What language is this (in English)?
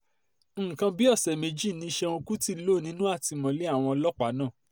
Yoruba